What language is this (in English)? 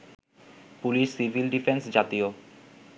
Bangla